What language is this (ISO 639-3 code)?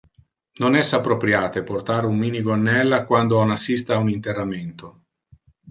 ina